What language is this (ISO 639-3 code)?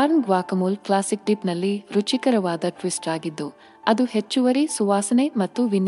kan